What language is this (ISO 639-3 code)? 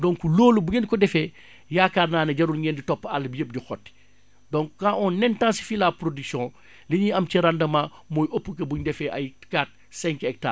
wol